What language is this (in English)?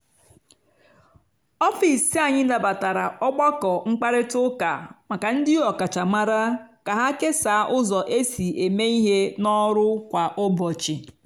Igbo